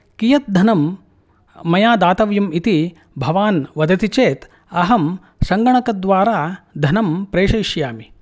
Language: Sanskrit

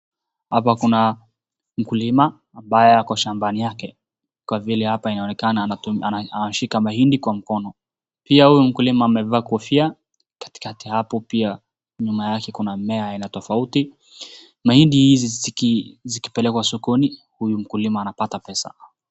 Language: Swahili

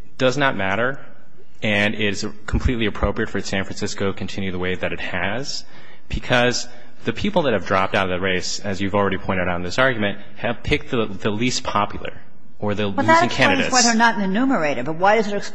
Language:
English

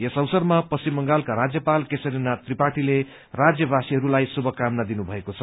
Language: Nepali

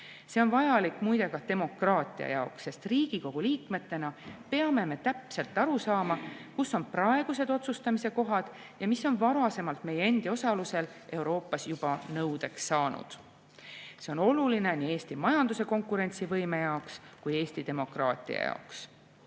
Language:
Estonian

